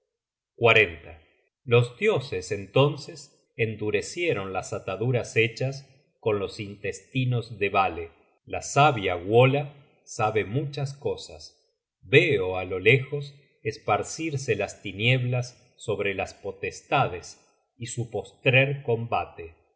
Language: Spanish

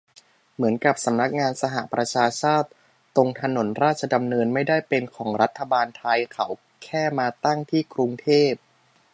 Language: Thai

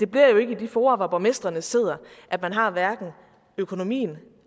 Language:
Danish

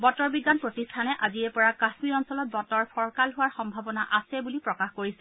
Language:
Assamese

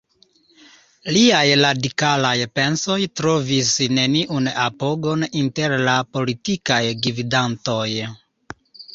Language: Esperanto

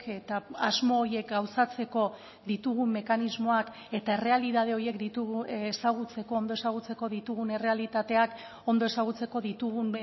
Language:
Basque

